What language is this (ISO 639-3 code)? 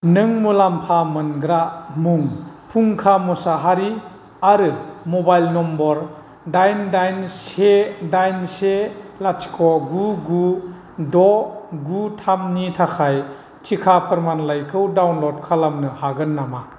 brx